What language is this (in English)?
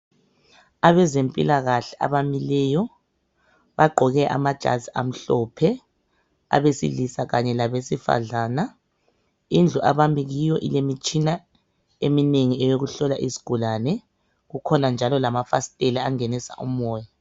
North Ndebele